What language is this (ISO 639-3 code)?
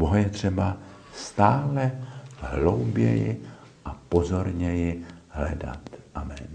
ces